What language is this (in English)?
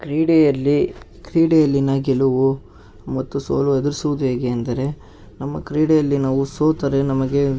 Kannada